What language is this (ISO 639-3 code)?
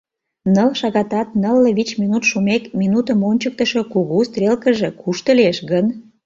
chm